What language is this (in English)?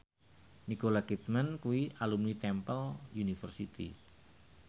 Javanese